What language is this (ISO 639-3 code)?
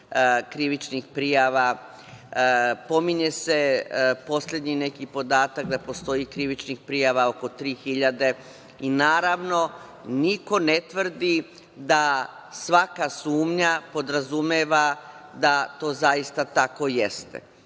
srp